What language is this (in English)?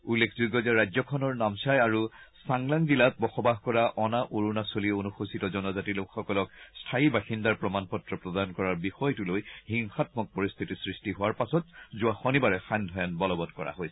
Assamese